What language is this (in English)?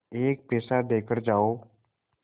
Hindi